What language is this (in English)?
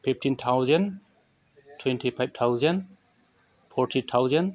Bodo